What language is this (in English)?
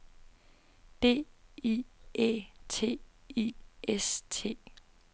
Danish